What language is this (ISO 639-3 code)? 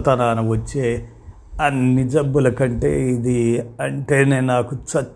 tel